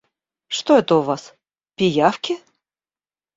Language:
Russian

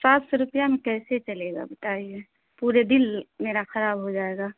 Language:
Urdu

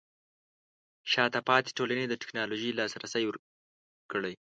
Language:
Pashto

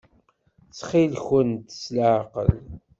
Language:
Kabyle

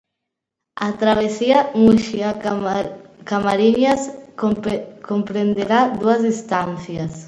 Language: Galician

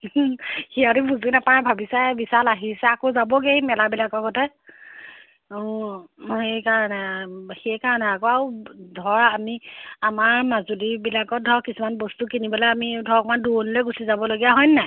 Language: Assamese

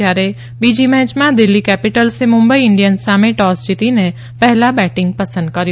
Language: Gujarati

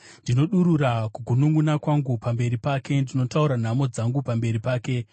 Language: Shona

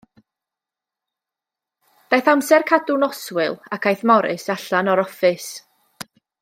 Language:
Welsh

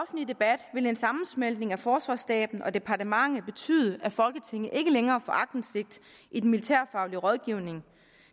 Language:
Danish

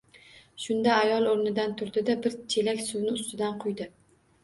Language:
Uzbek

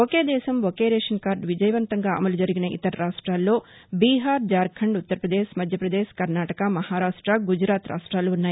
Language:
Telugu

